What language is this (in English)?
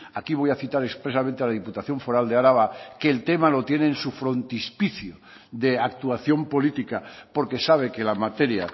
Spanish